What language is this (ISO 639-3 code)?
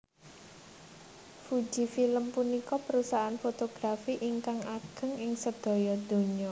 jav